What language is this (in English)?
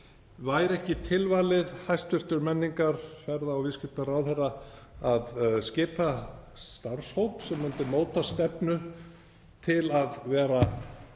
Icelandic